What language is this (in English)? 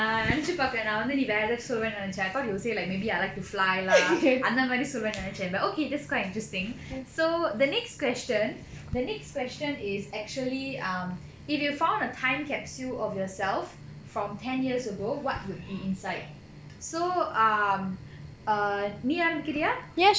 English